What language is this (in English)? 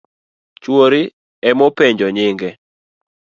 Luo (Kenya and Tanzania)